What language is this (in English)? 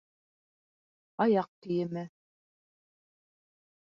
Bashkir